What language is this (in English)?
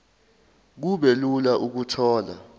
Zulu